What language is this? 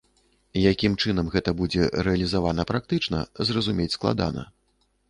Belarusian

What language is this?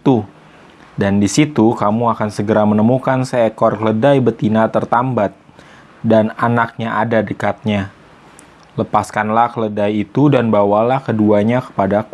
Indonesian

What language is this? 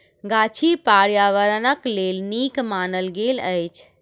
Maithili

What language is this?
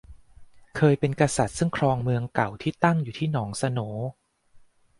Thai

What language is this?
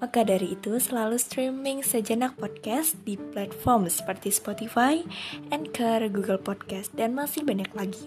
Indonesian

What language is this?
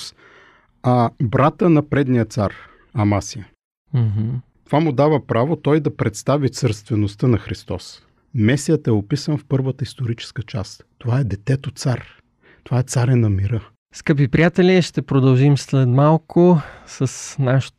Bulgarian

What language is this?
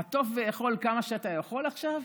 Hebrew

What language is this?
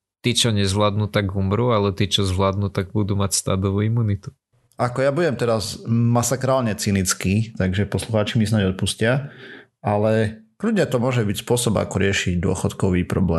Slovak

